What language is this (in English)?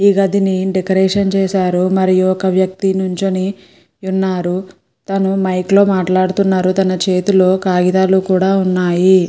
Telugu